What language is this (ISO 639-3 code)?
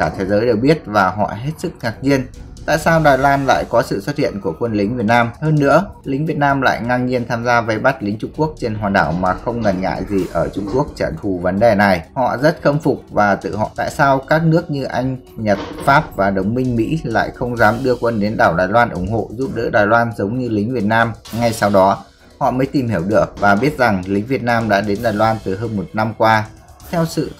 vie